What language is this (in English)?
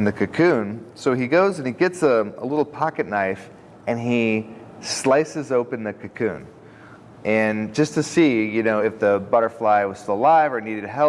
English